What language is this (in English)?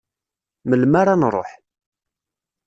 Kabyle